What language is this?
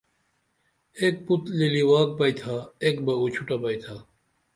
Dameli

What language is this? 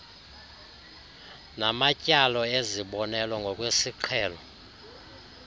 Xhosa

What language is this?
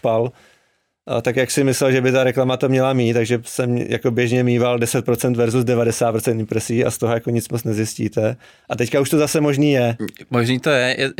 Czech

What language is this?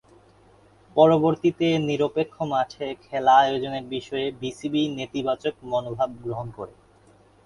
Bangla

